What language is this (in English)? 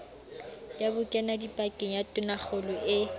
Southern Sotho